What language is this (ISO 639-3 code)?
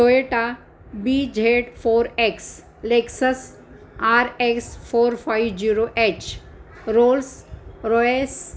mar